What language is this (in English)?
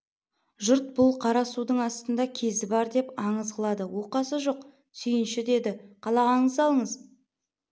Kazakh